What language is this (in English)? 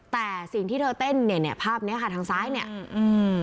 Thai